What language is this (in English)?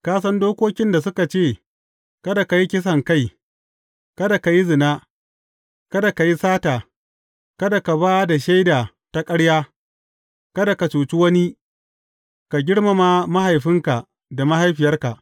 Hausa